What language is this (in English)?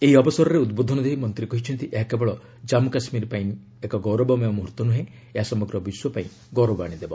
Odia